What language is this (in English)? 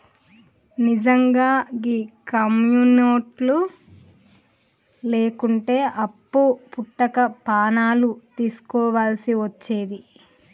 Telugu